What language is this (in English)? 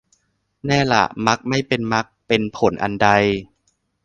Thai